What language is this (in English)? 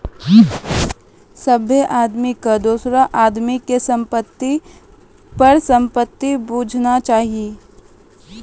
Maithili